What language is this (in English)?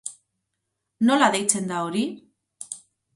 Basque